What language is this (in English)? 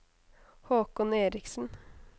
Norwegian